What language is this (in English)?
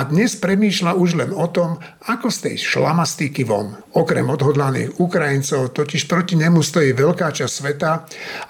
Slovak